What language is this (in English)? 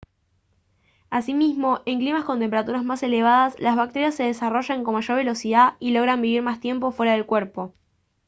Spanish